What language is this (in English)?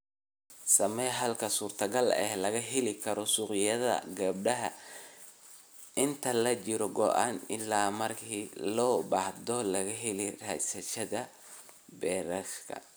Somali